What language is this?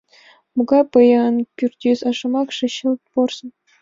Mari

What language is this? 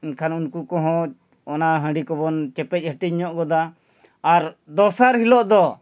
Santali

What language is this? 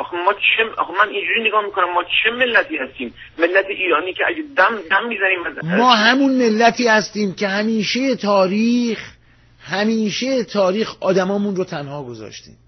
Persian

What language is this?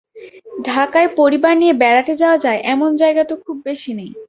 Bangla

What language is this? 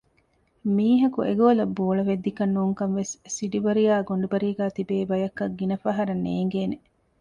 Divehi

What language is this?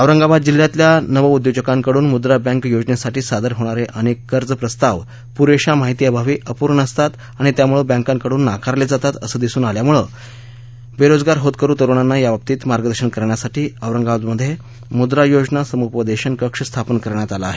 Marathi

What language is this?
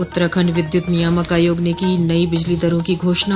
Hindi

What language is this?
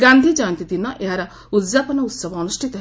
Odia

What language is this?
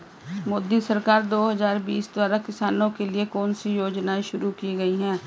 Hindi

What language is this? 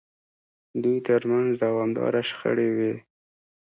Pashto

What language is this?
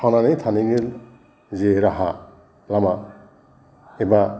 Bodo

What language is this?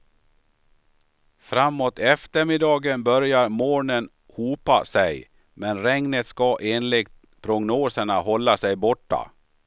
Swedish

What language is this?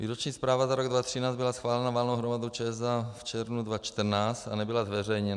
Czech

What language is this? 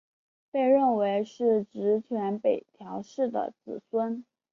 Chinese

